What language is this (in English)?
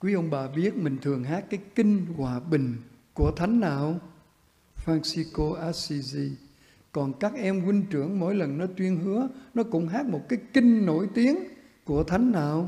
Vietnamese